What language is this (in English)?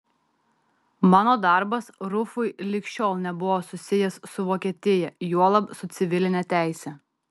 Lithuanian